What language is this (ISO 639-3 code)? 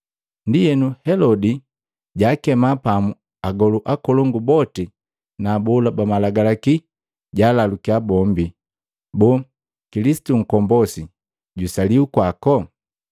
mgv